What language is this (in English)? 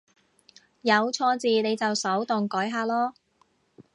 Cantonese